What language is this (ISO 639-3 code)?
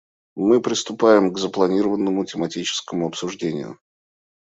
rus